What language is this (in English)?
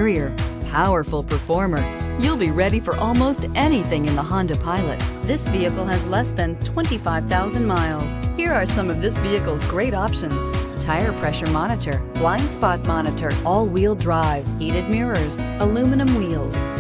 English